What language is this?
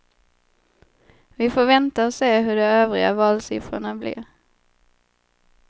Swedish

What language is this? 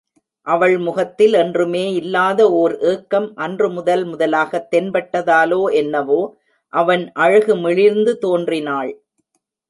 Tamil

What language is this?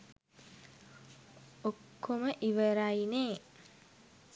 Sinhala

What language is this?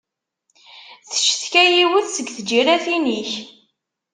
Kabyle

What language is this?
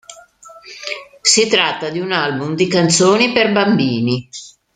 Italian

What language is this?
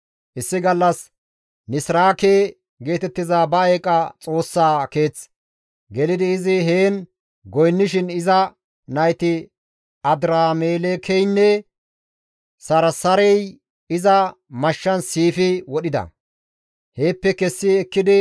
Gamo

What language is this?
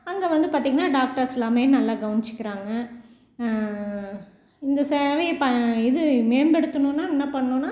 Tamil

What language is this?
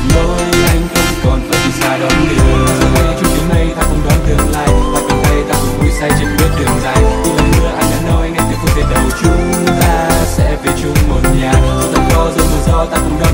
Vietnamese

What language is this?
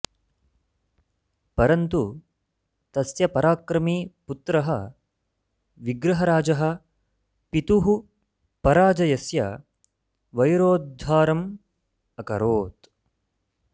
Sanskrit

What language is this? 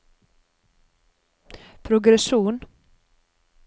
Norwegian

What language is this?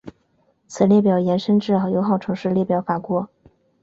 Chinese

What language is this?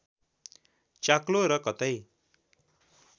Nepali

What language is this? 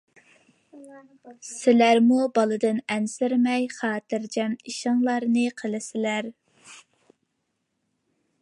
Uyghur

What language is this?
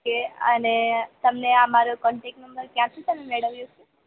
Gujarati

